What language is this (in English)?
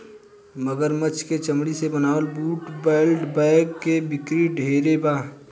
Bhojpuri